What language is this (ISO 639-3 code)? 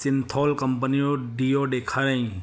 snd